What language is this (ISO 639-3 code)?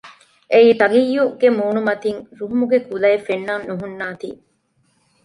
div